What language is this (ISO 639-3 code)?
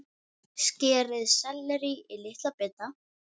isl